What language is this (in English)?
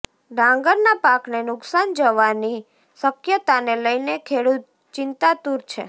Gujarati